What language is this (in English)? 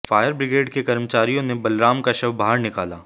Hindi